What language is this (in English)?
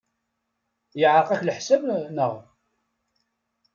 Kabyle